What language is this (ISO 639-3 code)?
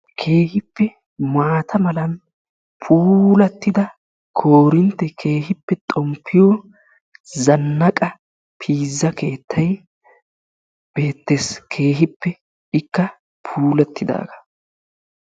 wal